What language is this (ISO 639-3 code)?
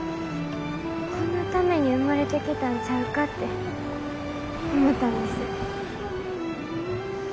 jpn